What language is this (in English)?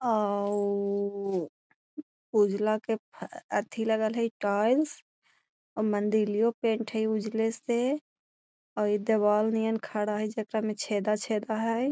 Magahi